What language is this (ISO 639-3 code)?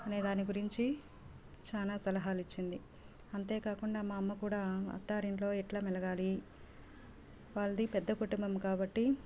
tel